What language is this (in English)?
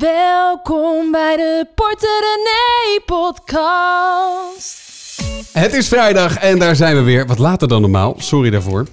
Dutch